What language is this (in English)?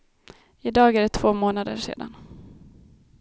Swedish